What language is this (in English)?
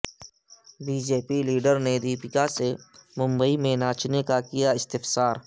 Urdu